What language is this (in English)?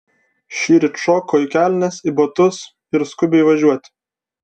Lithuanian